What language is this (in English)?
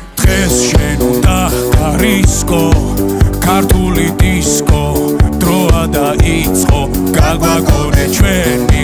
Romanian